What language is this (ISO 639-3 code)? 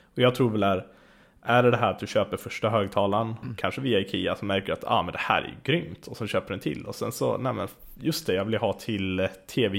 swe